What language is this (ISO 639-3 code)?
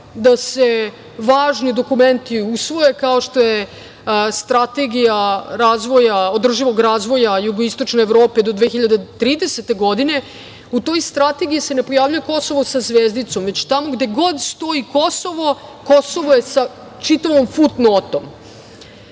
srp